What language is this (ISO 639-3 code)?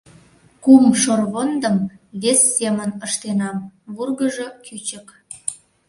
chm